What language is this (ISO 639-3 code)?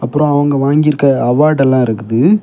tam